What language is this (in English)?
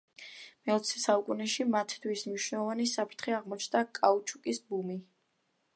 Georgian